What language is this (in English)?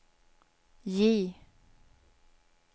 Swedish